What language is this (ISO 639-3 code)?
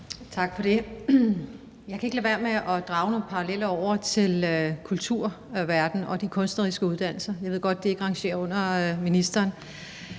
dan